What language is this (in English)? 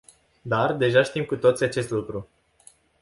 Romanian